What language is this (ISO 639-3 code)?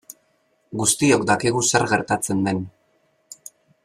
eus